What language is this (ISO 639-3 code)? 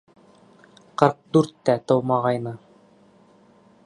bak